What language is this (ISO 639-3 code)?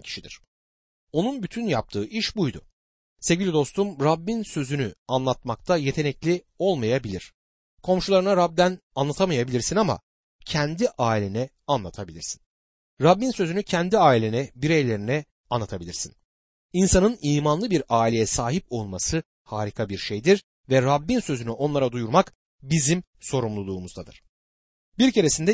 tur